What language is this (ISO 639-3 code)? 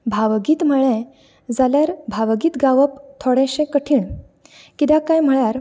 kok